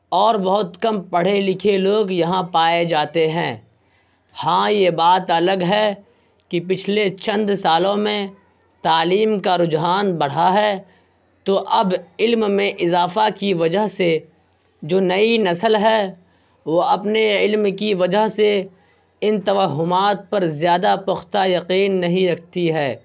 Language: Urdu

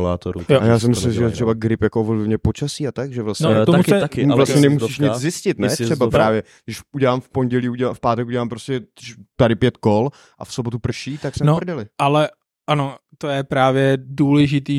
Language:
Czech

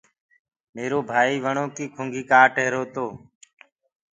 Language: Gurgula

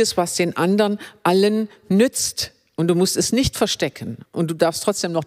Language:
German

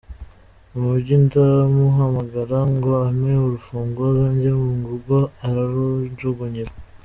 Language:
Kinyarwanda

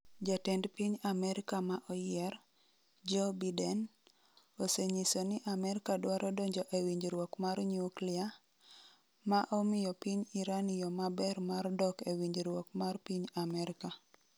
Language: Luo (Kenya and Tanzania)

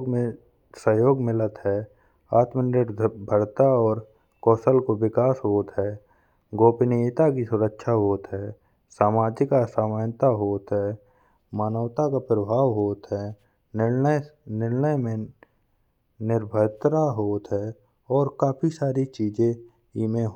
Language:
Bundeli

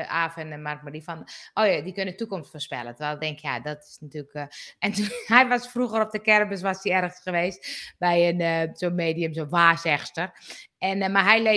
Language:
Dutch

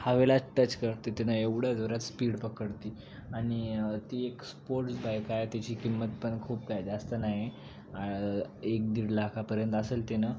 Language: Marathi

